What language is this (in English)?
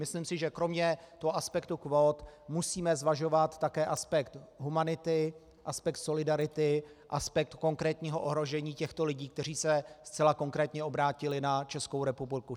Czech